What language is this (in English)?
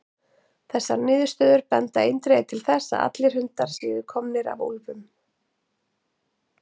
Icelandic